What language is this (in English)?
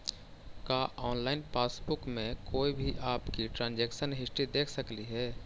Magahi